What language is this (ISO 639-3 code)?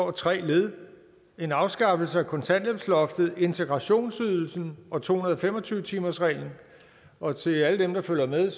dan